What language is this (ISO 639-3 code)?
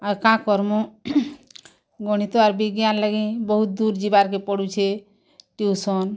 ori